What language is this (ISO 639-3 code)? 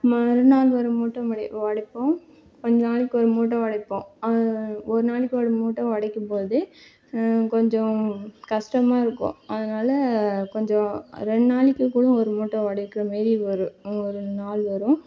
tam